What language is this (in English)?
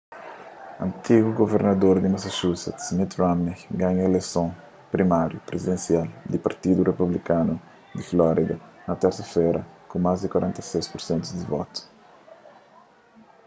Kabuverdianu